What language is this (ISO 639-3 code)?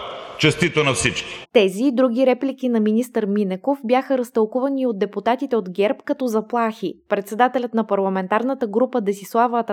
bul